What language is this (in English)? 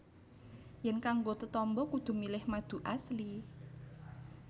Javanese